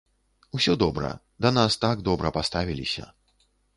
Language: Belarusian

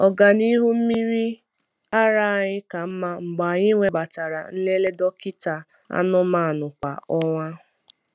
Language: Igbo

